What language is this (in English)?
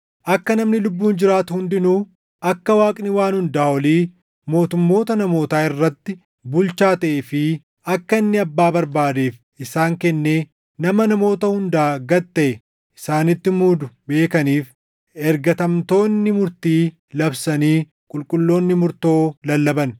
Oromo